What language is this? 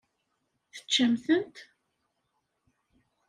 Kabyle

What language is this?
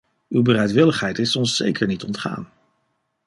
Dutch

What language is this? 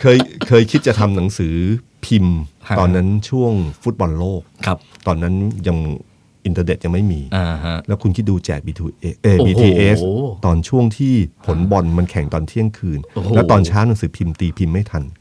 Thai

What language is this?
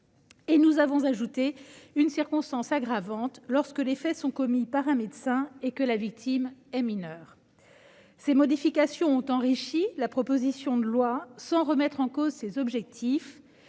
French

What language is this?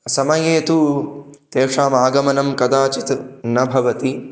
Sanskrit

